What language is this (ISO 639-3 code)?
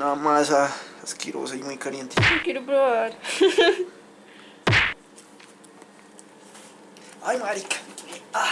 spa